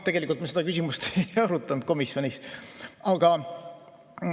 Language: Estonian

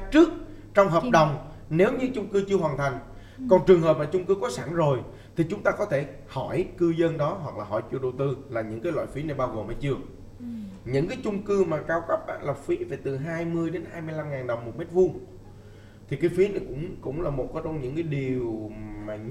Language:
Vietnamese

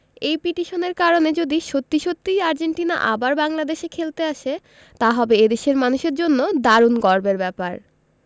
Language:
Bangla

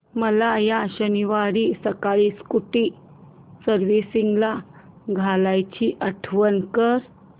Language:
Marathi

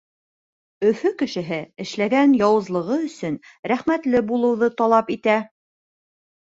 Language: Bashkir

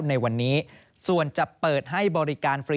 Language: Thai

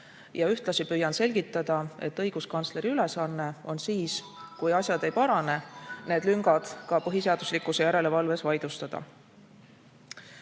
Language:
Estonian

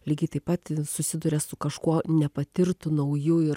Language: Lithuanian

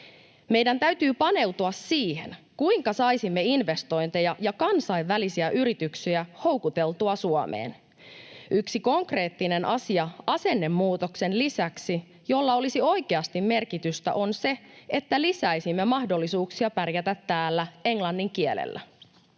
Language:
Finnish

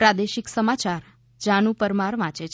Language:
Gujarati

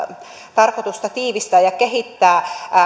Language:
Finnish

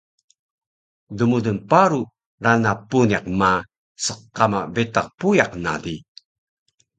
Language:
Taroko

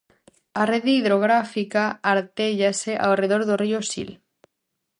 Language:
Galician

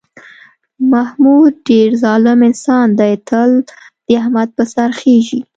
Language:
Pashto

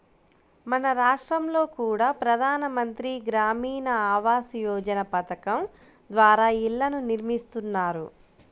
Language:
Telugu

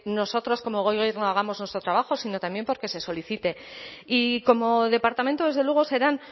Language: Spanish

